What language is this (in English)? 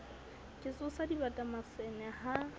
Southern Sotho